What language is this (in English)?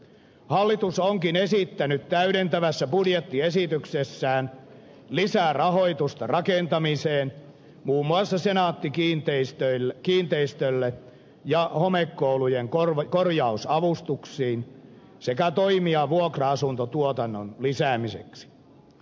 Finnish